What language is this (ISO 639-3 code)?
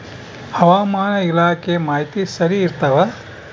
kan